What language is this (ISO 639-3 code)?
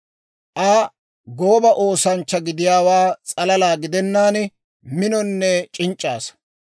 dwr